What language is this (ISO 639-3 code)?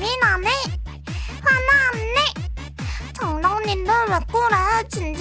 kor